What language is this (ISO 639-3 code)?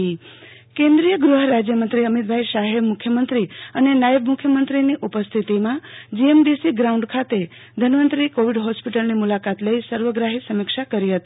guj